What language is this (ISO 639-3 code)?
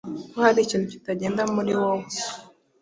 kin